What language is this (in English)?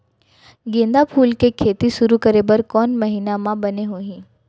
Chhattisgarhi